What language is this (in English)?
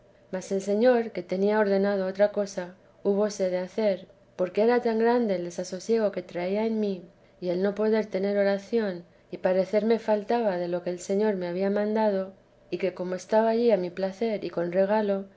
Spanish